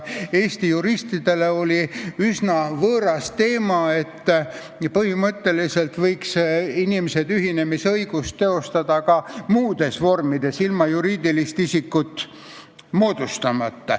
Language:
Estonian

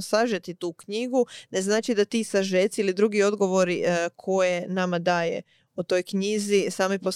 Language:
Croatian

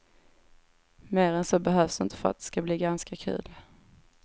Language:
Swedish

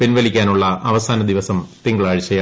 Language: Malayalam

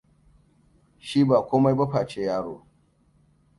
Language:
Hausa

